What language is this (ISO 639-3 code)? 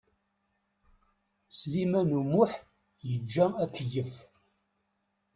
kab